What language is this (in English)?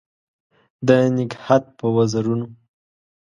Pashto